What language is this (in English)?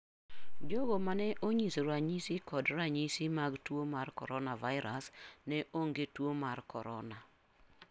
Luo (Kenya and Tanzania)